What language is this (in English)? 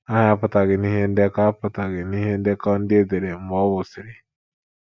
Igbo